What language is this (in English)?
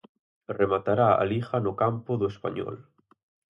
Galician